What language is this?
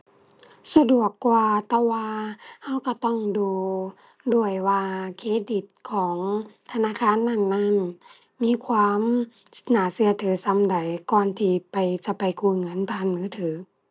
Thai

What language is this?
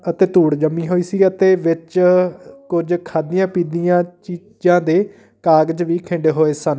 Punjabi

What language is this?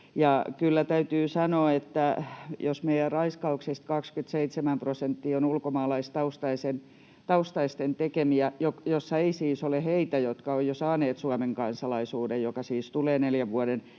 Finnish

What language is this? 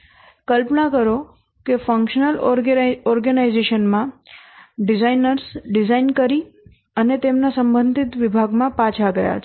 Gujarati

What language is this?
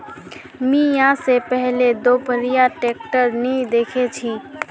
Magahi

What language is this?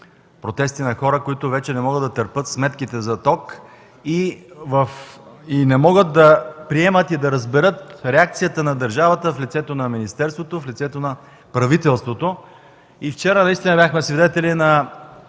Bulgarian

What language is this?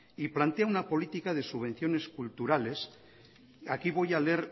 Spanish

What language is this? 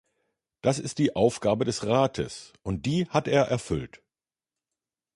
German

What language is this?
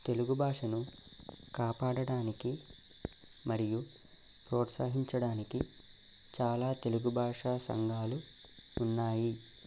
Telugu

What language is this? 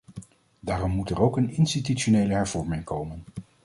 Dutch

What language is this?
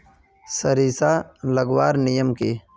Magahi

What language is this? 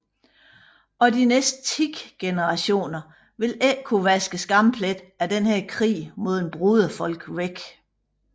Danish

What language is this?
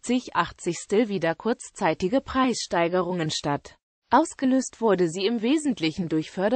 German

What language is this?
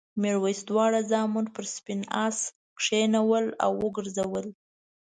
Pashto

